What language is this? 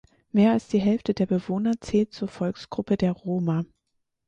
German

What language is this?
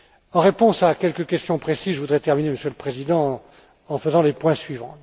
French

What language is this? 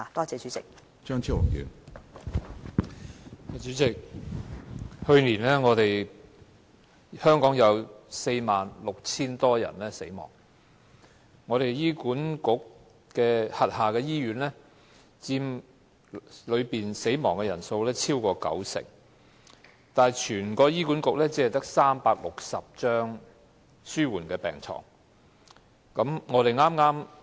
Cantonese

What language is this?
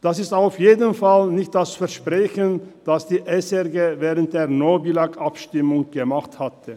Swiss German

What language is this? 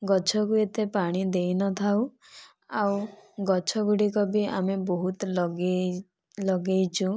Odia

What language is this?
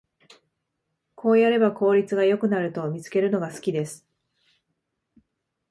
Japanese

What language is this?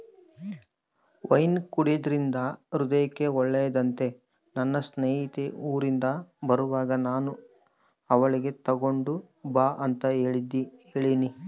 Kannada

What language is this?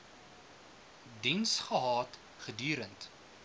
Afrikaans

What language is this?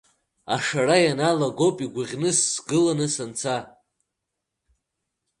Abkhazian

